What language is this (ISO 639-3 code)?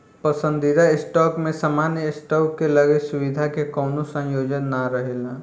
bho